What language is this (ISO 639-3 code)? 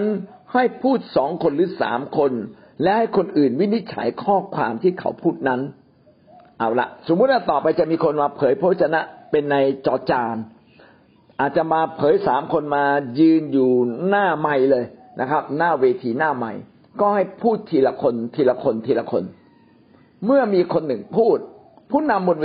tha